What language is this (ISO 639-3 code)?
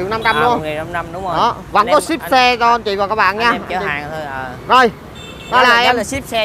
vie